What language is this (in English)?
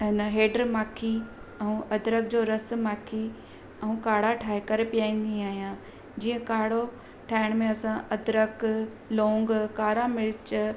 Sindhi